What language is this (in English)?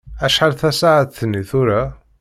Kabyle